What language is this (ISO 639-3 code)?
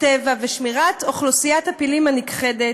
heb